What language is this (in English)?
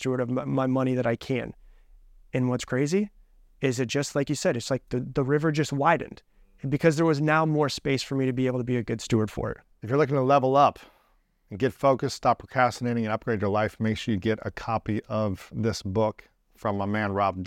English